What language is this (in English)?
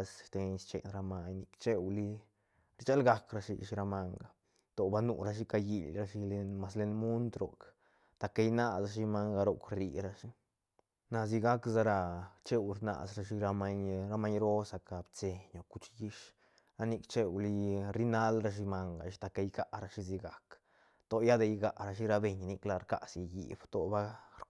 Santa Catarina Albarradas Zapotec